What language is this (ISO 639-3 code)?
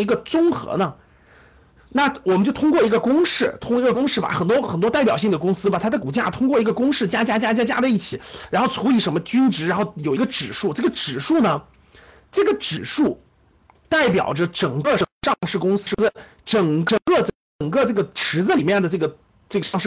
zho